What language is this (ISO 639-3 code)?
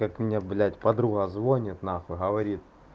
rus